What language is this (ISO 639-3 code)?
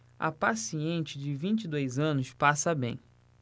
por